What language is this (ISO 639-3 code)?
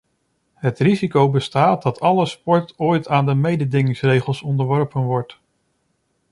nld